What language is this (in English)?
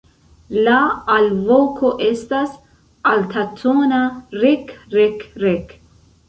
Esperanto